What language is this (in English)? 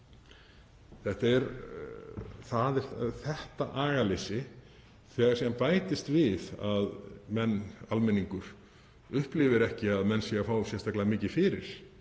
Icelandic